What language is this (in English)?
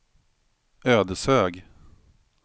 Swedish